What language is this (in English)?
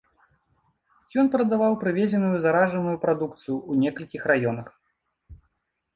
Belarusian